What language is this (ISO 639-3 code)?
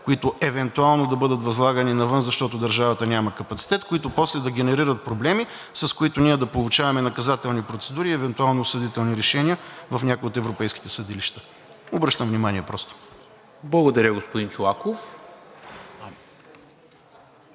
bul